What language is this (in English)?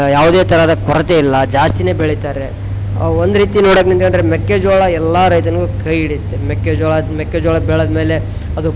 Kannada